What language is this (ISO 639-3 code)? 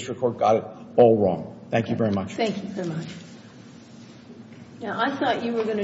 eng